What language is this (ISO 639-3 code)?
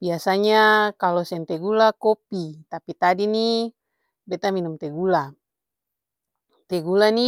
abs